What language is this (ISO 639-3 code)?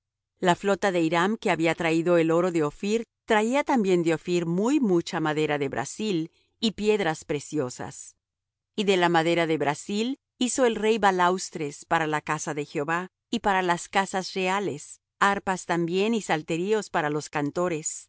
spa